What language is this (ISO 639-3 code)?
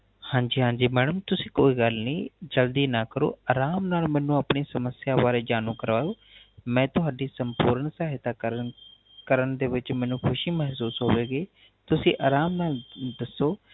pan